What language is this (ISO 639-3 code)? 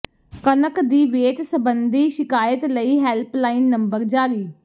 pan